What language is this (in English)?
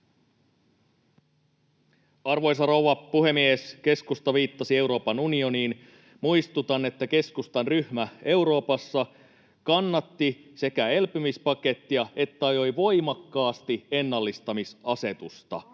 Finnish